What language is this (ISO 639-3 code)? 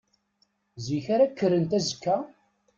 kab